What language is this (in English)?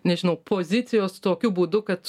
Lithuanian